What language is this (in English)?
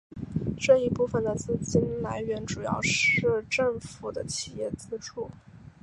Chinese